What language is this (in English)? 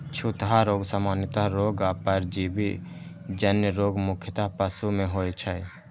Maithili